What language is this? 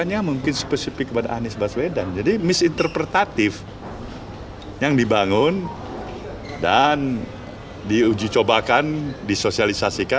Indonesian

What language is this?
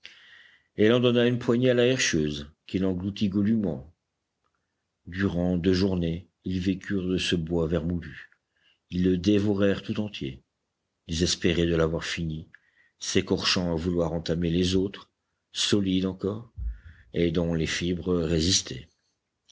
French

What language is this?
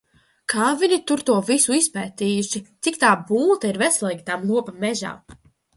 Latvian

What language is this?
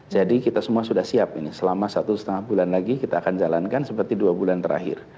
Indonesian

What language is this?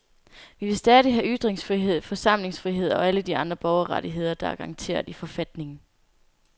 Danish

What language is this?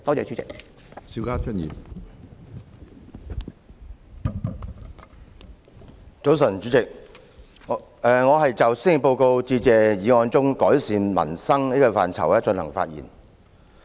Cantonese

